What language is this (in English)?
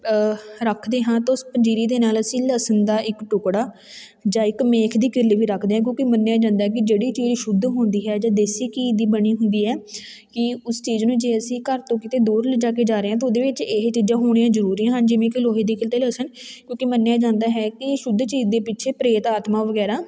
Punjabi